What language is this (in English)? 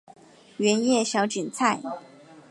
Chinese